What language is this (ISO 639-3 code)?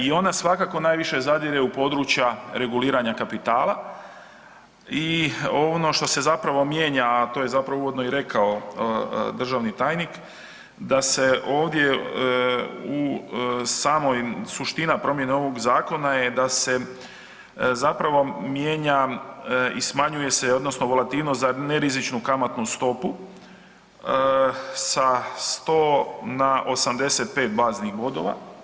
hrv